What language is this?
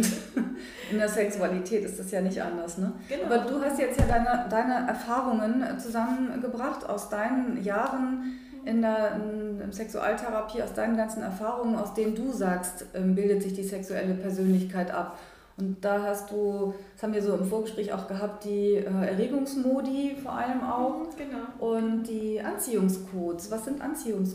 German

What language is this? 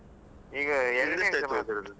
Kannada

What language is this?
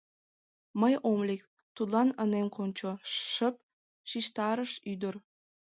Mari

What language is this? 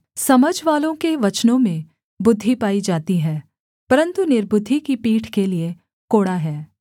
Hindi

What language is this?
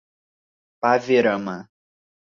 Portuguese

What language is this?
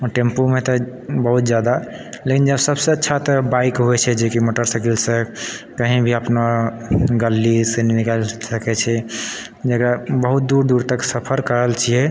Maithili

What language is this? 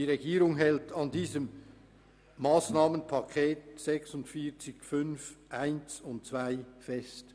Swiss German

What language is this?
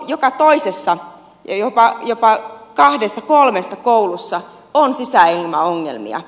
Finnish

